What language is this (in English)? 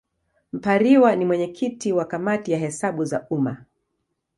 Swahili